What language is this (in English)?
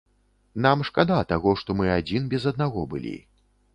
Belarusian